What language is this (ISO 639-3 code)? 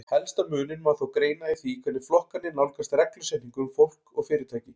isl